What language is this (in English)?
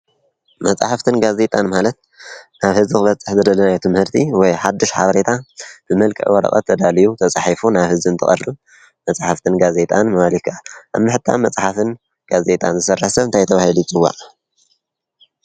Tigrinya